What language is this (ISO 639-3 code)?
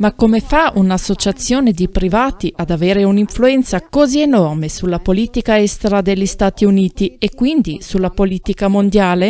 ita